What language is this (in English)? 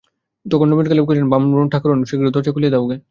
Bangla